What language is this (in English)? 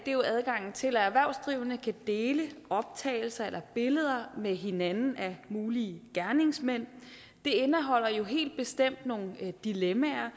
Danish